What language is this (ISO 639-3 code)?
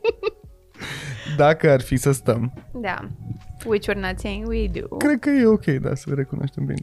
ron